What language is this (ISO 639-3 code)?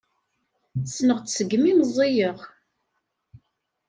kab